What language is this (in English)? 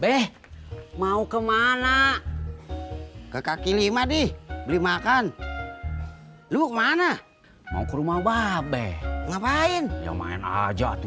Indonesian